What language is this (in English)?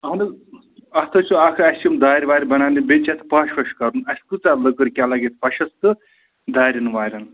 Kashmiri